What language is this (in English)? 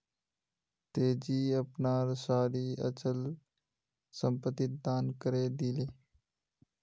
Magahi